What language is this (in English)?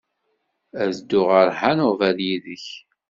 Kabyle